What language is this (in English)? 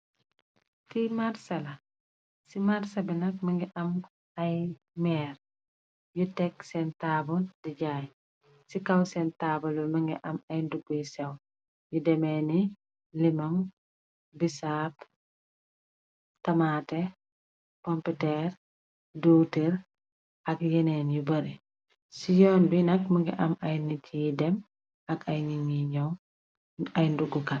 Wolof